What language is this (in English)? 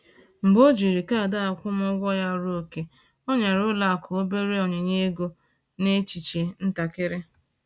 Igbo